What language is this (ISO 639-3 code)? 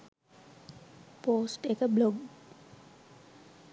sin